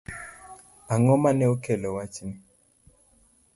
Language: Luo (Kenya and Tanzania)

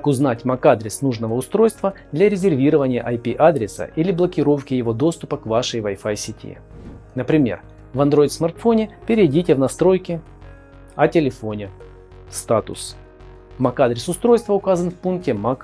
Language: Russian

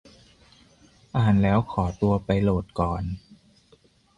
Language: Thai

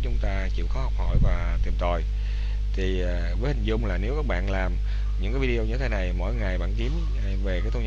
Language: Vietnamese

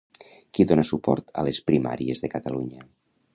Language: Catalan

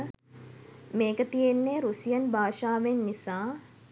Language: Sinhala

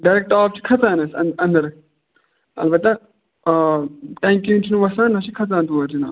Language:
Kashmiri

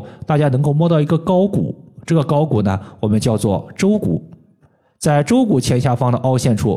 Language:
Chinese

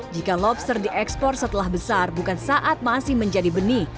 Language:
Indonesian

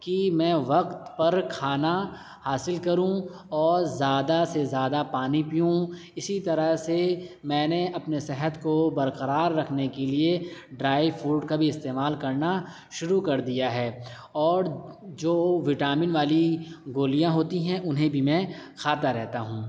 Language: Urdu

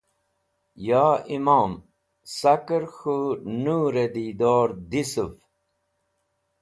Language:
Wakhi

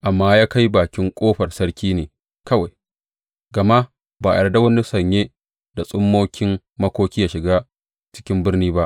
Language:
Hausa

